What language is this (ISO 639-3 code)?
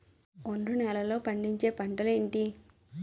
tel